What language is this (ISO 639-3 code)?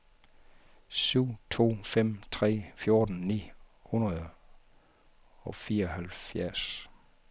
dan